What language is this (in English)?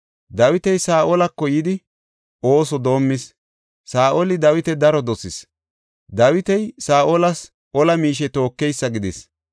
Gofa